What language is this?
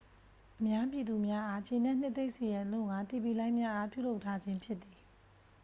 Burmese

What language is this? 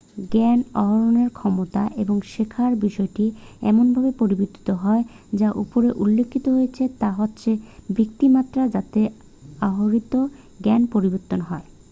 Bangla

